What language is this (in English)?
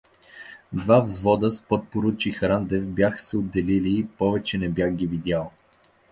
Bulgarian